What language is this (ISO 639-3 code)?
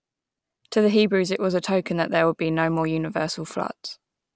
eng